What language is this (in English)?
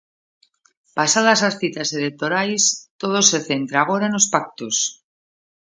Galician